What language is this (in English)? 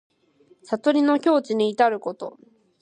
Japanese